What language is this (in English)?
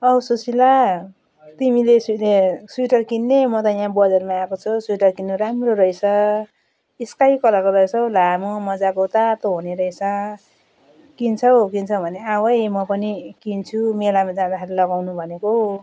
Nepali